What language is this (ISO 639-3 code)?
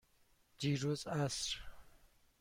fas